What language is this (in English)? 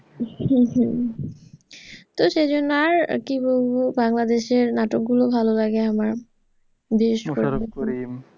Bangla